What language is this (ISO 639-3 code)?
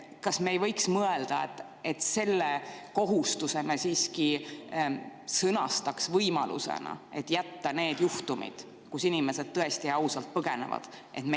est